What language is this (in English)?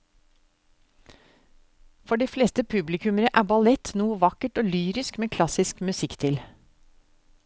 Norwegian